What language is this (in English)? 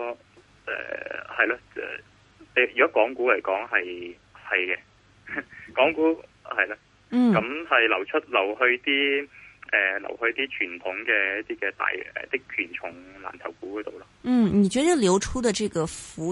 Chinese